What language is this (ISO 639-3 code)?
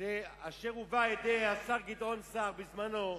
heb